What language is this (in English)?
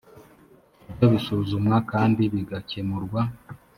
Kinyarwanda